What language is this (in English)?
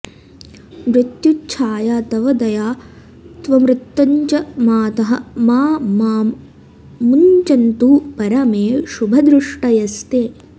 Sanskrit